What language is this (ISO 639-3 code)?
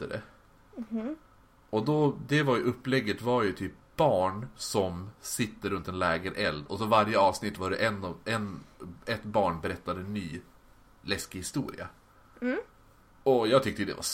swe